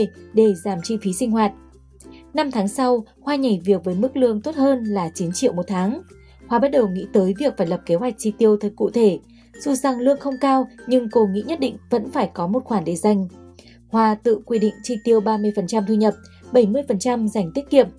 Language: Vietnamese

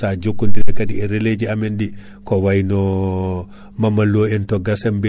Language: Fula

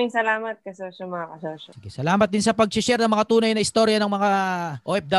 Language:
Filipino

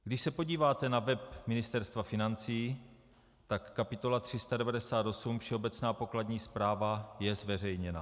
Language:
Czech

